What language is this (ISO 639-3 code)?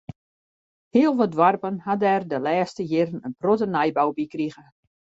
fry